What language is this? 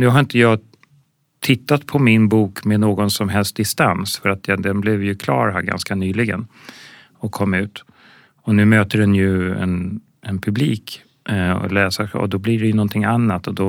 Swedish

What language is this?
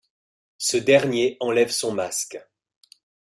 French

